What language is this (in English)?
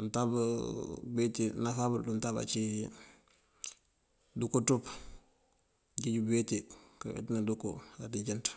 Mandjak